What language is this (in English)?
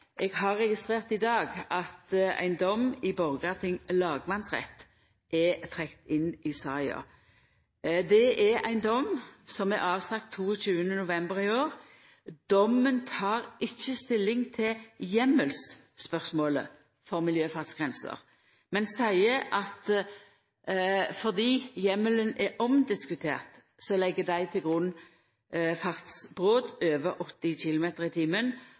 Norwegian Nynorsk